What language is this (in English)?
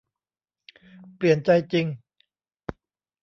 Thai